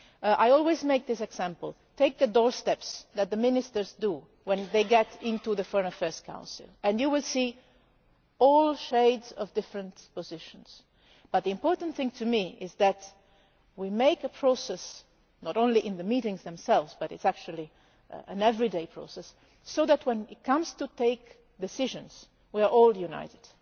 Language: English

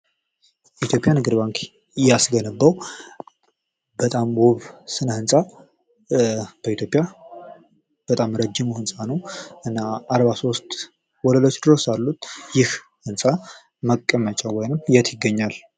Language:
Amharic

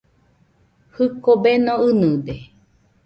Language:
Nüpode Huitoto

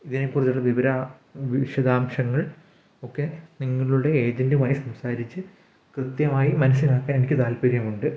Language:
Malayalam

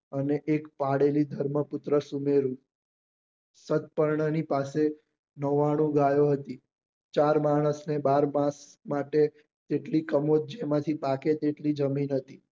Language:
Gujarati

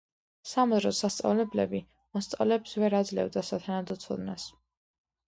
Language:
Georgian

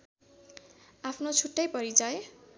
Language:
Nepali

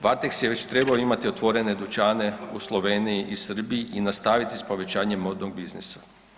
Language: Croatian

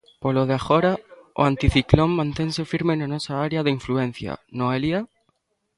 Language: Galician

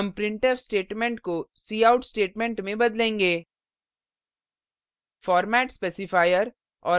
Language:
Hindi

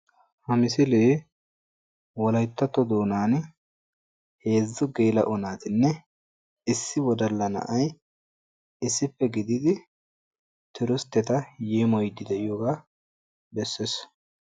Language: Wolaytta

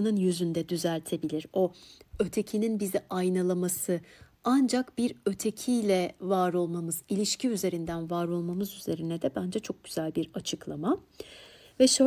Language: Turkish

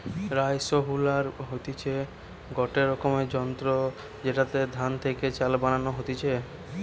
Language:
Bangla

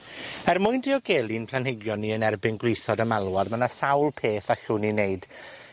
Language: Welsh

